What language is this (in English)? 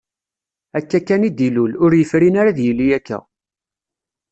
Kabyle